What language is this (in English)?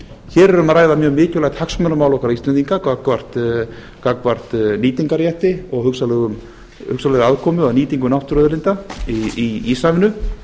Icelandic